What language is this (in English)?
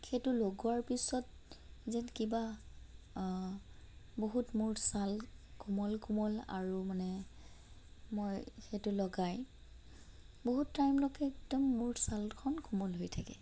Assamese